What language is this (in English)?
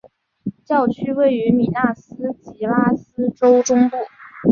Chinese